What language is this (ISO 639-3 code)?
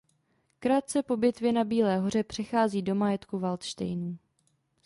ces